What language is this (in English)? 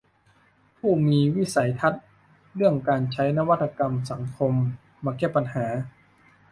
Thai